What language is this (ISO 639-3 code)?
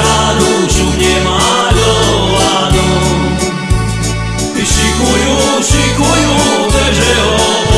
slk